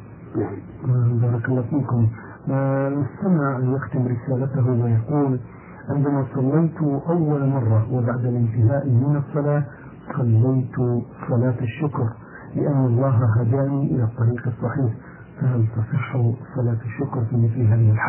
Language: Arabic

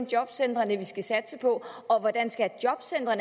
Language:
Danish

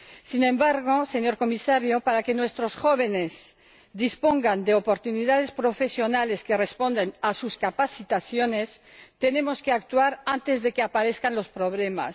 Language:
Spanish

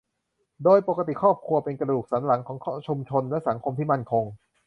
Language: Thai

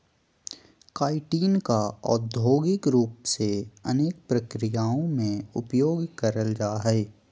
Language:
Magahi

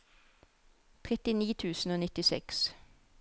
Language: Norwegian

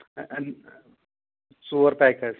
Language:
Kashmiri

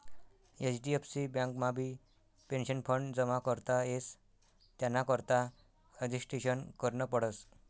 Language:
Marathi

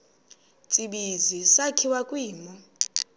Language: Xhosa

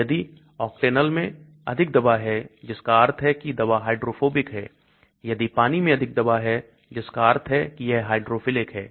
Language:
Hindi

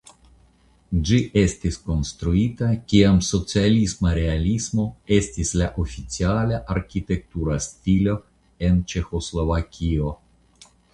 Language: Esperanto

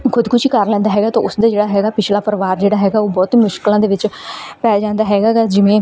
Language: Punjabi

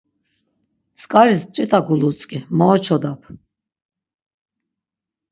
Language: Laz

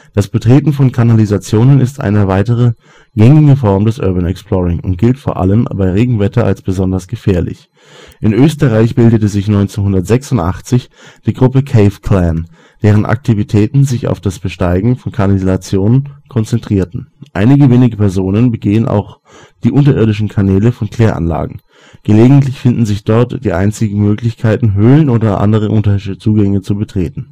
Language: German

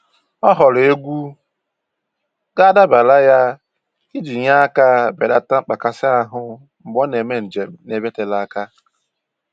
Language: Igbo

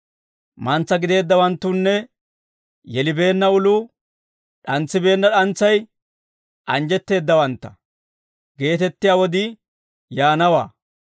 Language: Dawro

